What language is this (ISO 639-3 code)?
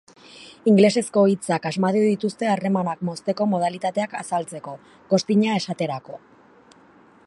eus